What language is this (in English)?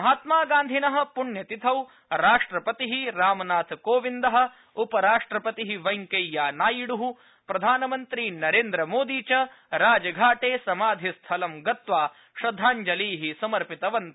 Sanskrit